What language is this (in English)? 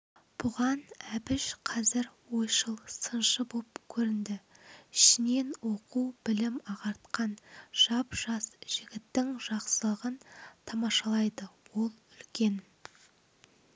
Kazakh